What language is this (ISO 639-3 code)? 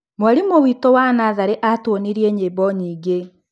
kik